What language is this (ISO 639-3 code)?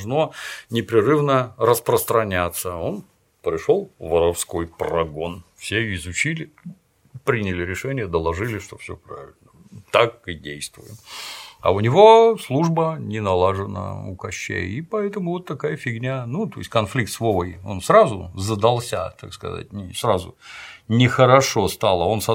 rus